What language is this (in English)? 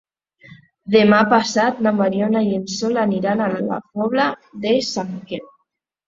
Catalan